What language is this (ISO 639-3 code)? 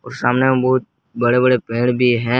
hin